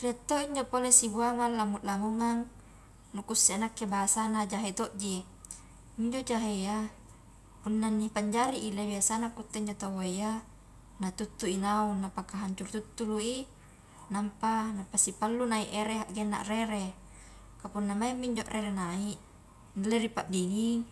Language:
Highland Konjo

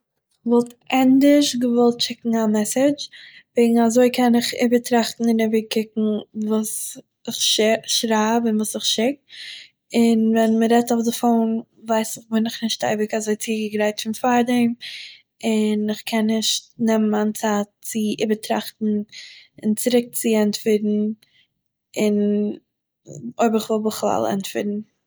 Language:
Yiddish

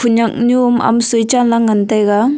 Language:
Wancho Naga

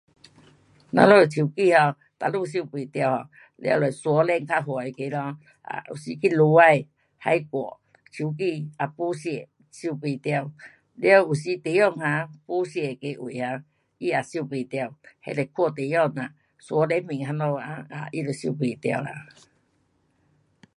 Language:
Pu-Xian Chinese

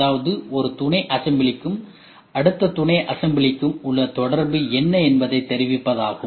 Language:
Tamil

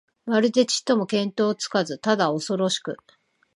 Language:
Japanese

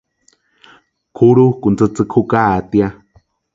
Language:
Western Highland Purepecha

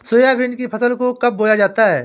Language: Hindi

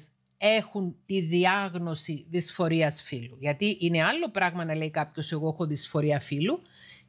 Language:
Greek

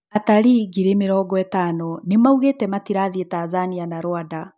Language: Kikuyu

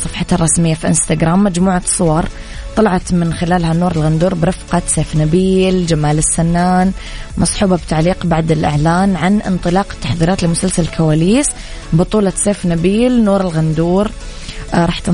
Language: Arabic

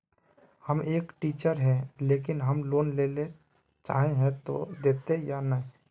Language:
Magahi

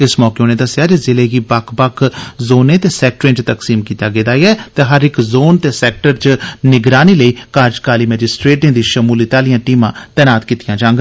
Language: Dogri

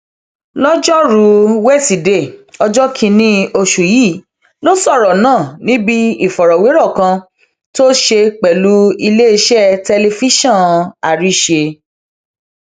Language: Yoruba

